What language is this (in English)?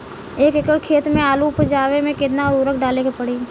Bhojpuri